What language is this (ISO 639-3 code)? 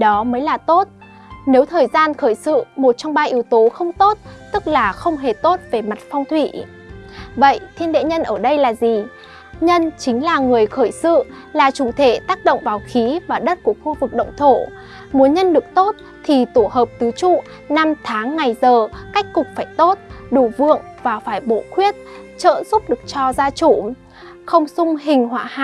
vie